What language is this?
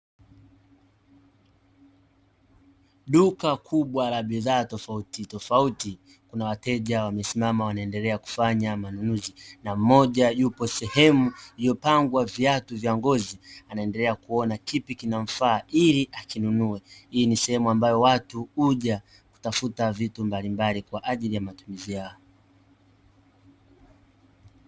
Swahili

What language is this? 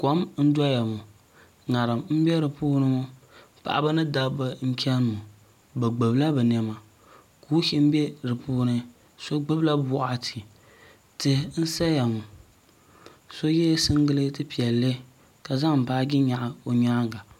Dagbani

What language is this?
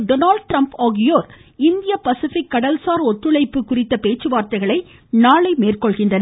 Tamil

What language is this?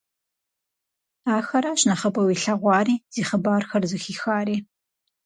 Kabardian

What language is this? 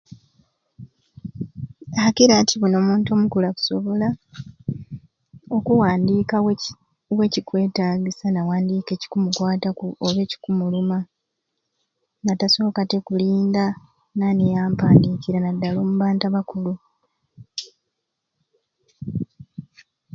Ruuli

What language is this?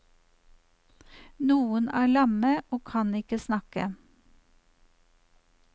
Norwegian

